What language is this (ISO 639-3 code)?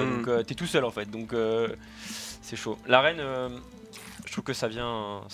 fra